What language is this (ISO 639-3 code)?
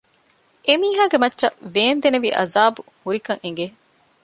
div